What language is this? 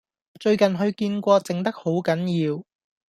Cantonese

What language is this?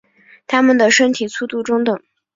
Chinese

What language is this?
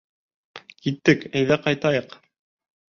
Bashkir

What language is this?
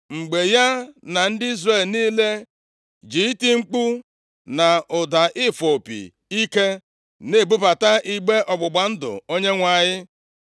Igbo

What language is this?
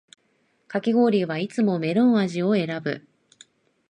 Japanese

